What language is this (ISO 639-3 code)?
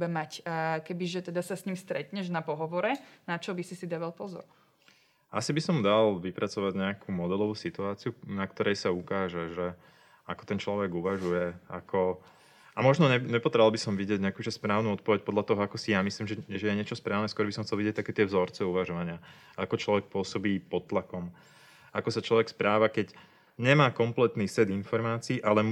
slk